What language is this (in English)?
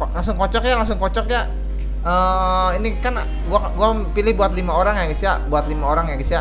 Indonesian